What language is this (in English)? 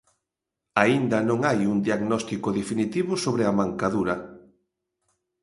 Galician